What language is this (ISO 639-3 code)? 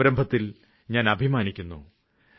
mal